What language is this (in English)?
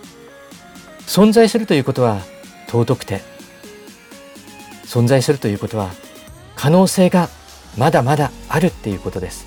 Japanese